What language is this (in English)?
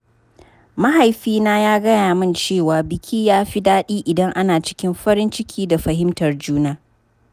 Hausa